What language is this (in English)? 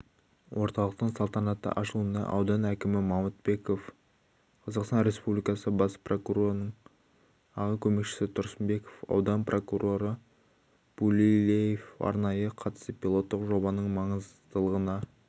Kazakh